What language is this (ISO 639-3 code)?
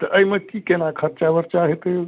mai